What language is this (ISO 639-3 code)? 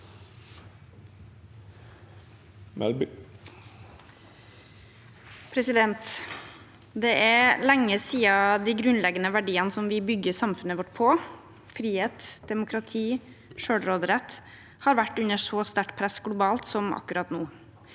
nor